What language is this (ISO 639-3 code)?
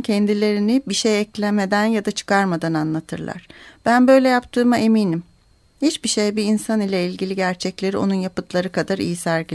tur